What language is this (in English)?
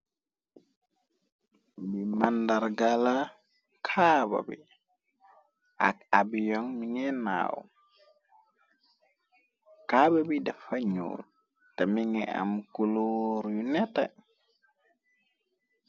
Wolof